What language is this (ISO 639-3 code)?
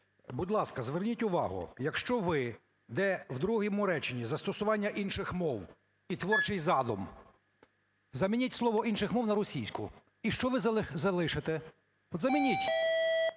ukr